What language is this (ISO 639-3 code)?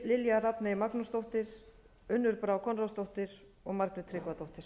isl